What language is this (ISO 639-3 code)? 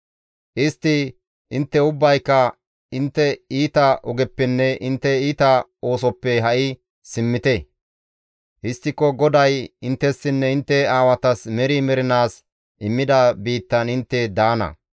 gmv